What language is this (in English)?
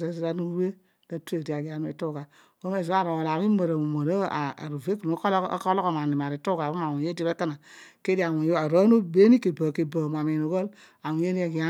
Odual